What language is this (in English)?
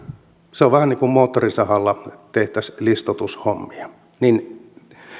Finnish